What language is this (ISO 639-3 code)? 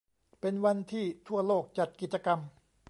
tha